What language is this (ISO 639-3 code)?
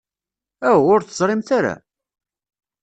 kab